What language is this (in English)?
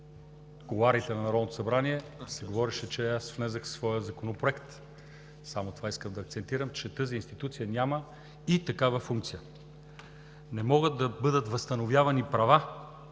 Bulgarian